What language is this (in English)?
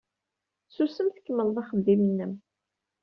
Kabyle